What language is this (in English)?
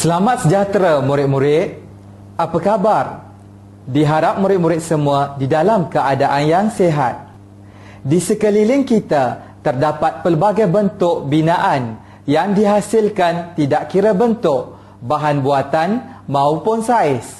Malay